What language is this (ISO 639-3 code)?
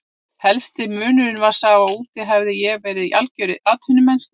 isl